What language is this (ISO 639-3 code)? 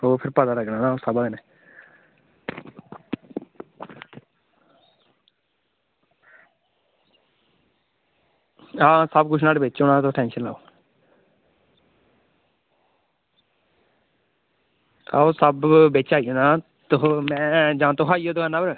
doi